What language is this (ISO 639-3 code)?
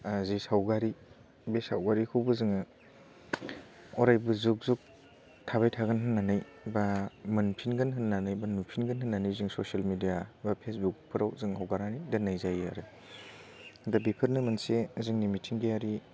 brx